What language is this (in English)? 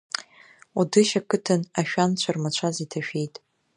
Abkhazian